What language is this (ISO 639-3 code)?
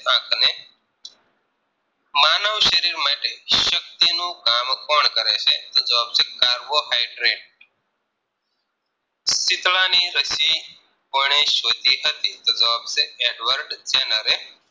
guj